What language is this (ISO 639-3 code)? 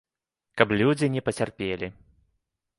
bel